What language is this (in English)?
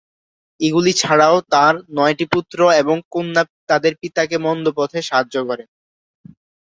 Bangla